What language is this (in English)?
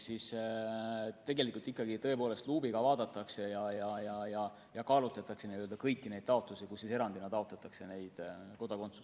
Estonian